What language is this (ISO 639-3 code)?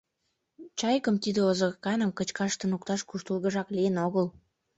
chm